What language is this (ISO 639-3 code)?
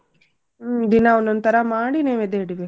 kan